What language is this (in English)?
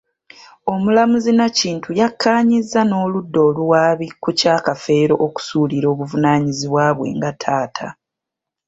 Ganda